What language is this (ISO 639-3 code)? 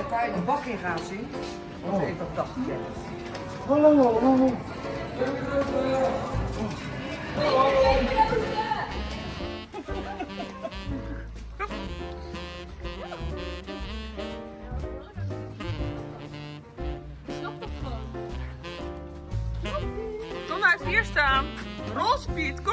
nld